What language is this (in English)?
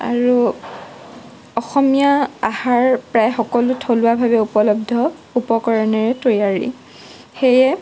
Assamese